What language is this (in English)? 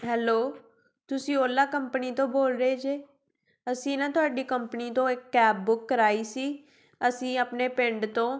Punjabi